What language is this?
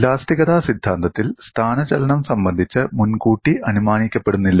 Malayalam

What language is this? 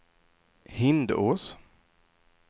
Swedish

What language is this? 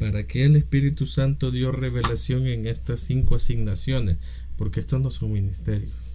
Spanish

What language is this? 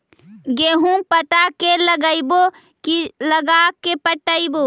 Magahi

